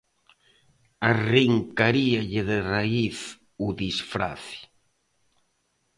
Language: Galician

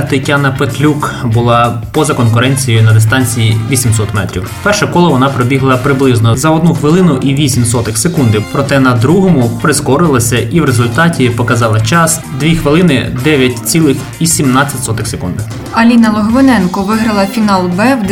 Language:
Ukrainian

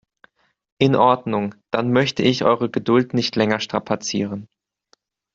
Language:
German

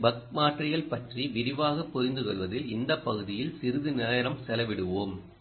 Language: Tamil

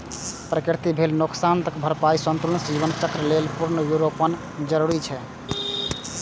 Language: Maithili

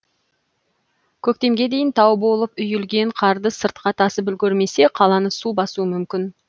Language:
Kazakh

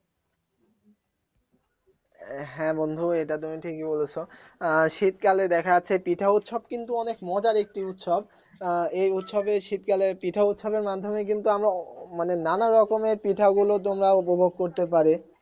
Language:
Bangla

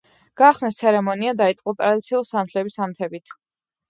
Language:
Georgian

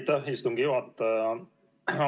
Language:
Estonian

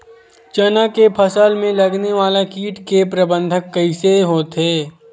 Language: Chhattisgarhi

